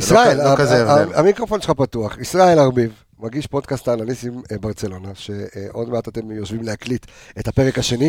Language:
Hebrew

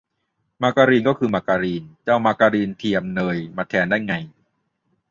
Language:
Thai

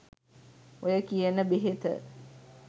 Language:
Sinhala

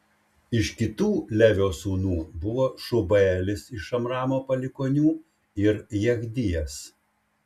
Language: Lithuanian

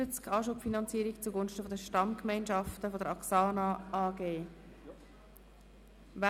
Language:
Swiss German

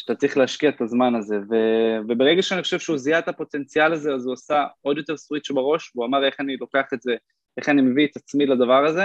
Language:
Hebrew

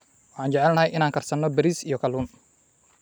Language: Somali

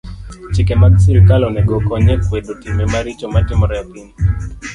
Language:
Luo (Kenya and Tanzania)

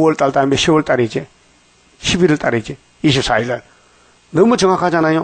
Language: Korean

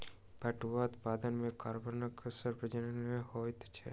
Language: Maithili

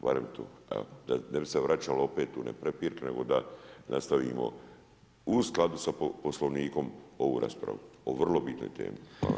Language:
Croatian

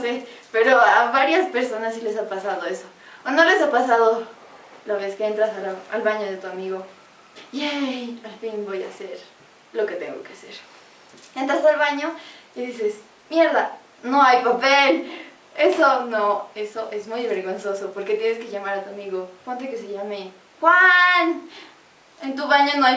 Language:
Spanish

